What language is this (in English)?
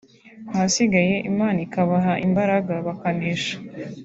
Kinyarwanda